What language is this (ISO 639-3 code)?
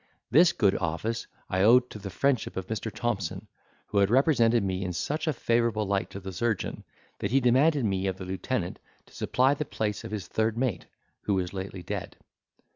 eng